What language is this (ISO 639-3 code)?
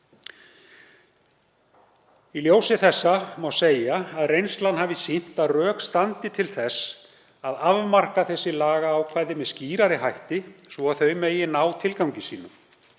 isl